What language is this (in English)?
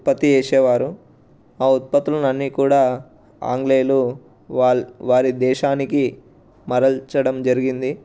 Telugu